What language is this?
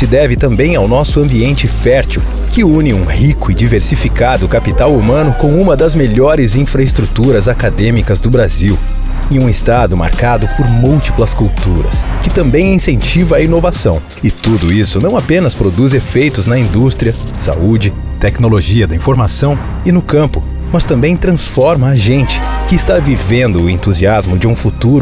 Portuguese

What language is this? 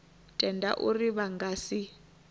Venda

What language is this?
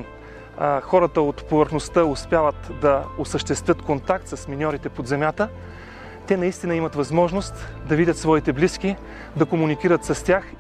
Bulgarian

